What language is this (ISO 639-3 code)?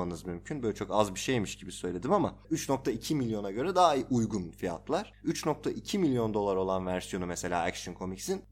tur